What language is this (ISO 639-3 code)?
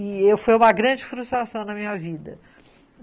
por